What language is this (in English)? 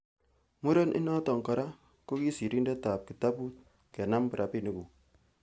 Kalenjin